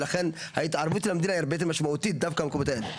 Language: Hebrew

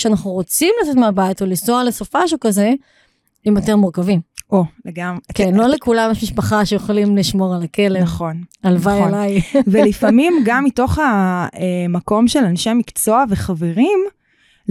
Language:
Hebrew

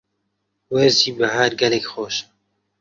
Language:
Central Kurdish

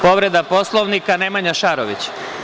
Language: Serbian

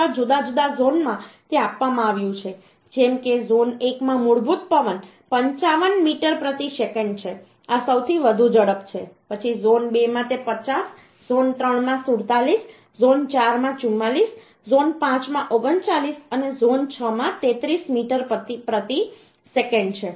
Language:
Gujarati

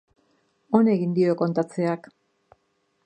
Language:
Basque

